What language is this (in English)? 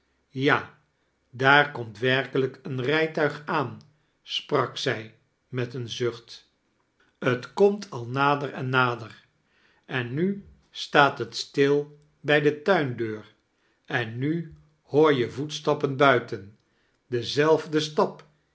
Dutch